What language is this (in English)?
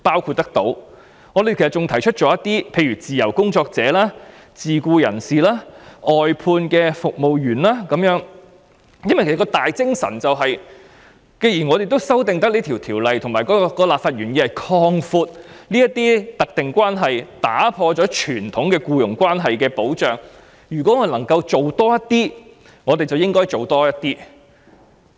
Cantonese